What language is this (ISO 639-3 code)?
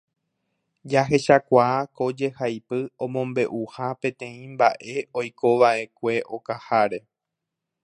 grn